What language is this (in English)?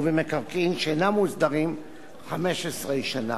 Hebrew